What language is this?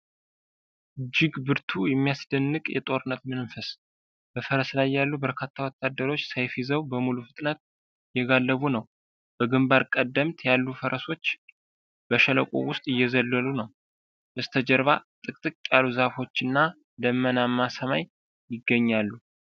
Amharic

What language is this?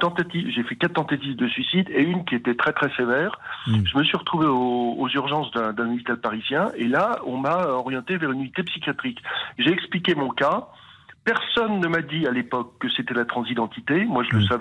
French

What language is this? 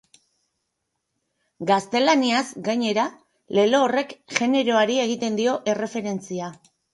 Basque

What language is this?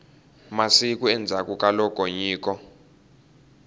Tsonga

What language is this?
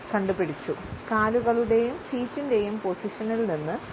Malayalam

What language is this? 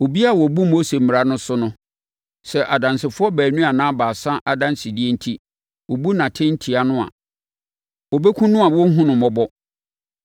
Akan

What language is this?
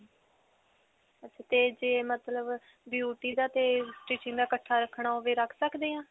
Punjabi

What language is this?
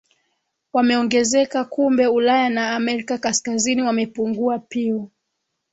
Swahili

